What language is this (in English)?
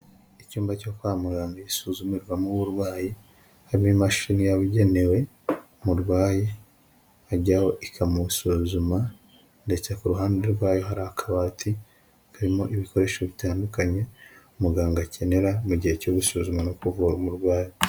Kinyarwanda